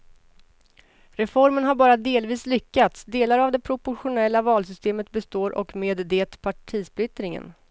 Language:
Swedish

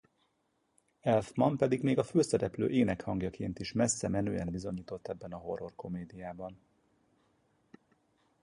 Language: Hungarian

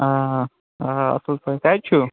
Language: Kashmiri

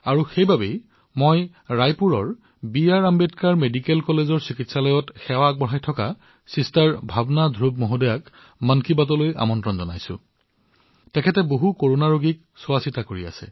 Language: Assamese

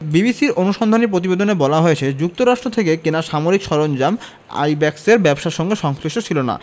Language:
Bangla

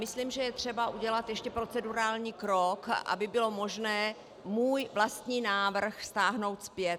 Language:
Czech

